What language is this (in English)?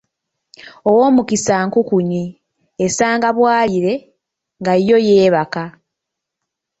Ganda